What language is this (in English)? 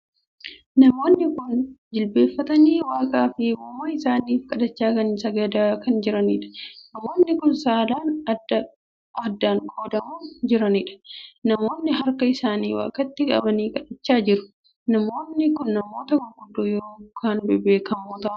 Oromo